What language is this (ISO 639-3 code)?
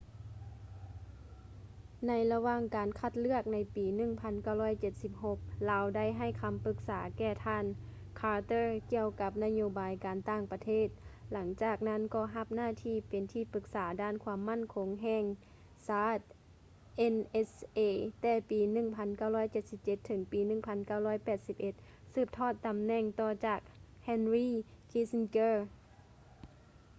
lao